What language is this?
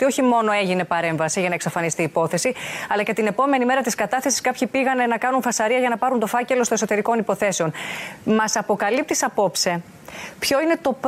Greek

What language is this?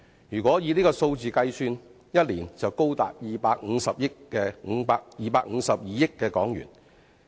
Cantonese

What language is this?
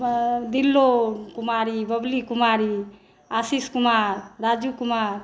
Maithili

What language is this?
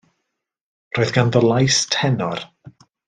Welsh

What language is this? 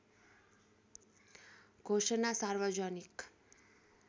Nepali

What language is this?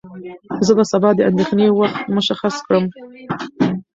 Pashto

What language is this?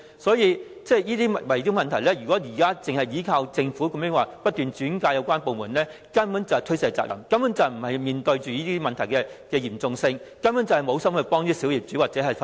Cantonese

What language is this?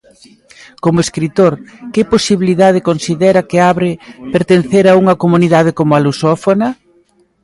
Galician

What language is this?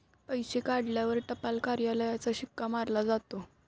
Marathi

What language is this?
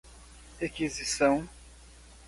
Portuguese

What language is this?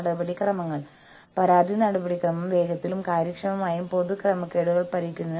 Malayalam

